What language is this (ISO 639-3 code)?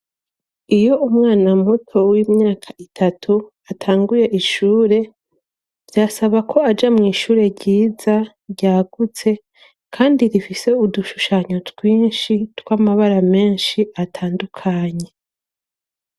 run